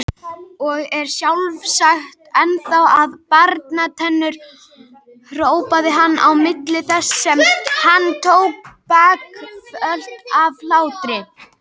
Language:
Icelandic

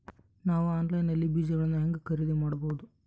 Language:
Kannada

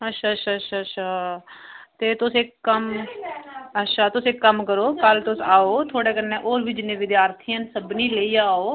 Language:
Dogri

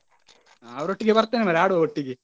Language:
Kannada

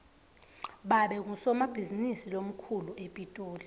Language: Swati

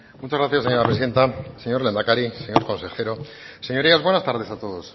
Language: Spanish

